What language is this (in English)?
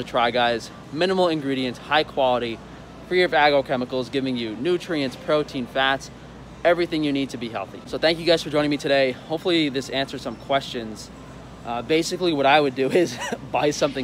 English